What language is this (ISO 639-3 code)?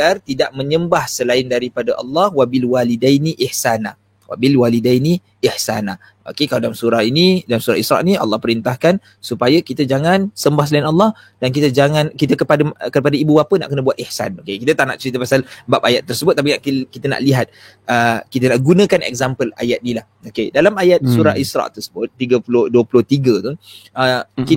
msa